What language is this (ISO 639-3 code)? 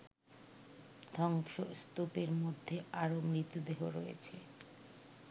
ben